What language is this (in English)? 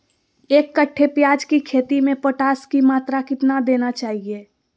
Magahi